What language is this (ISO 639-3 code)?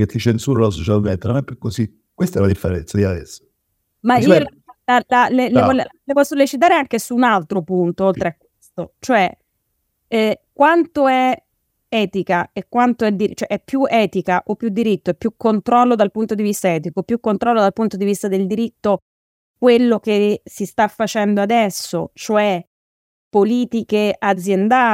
ita